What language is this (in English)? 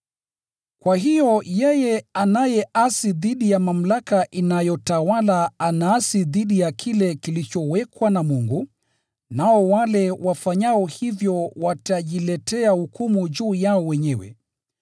Swahili